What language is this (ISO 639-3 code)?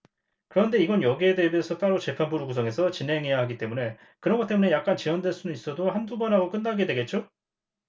kor